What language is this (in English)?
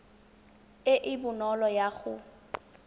Tswana